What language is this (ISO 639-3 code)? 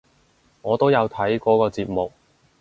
yue